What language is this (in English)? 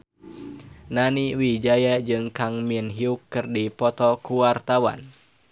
Sundanese